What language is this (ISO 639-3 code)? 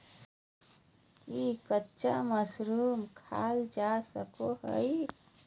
mag